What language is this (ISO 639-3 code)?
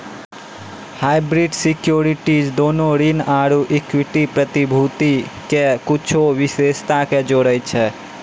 mai